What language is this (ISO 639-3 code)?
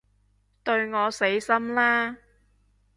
yue